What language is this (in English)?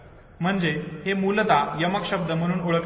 Marathi